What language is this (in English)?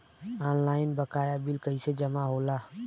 Bhojpuri